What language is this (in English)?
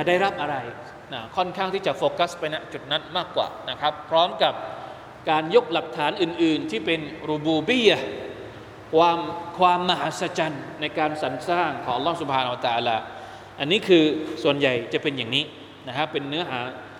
Thai